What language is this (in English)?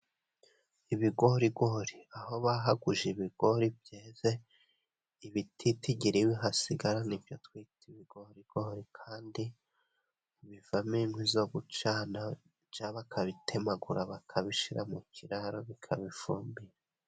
Kinyarwanda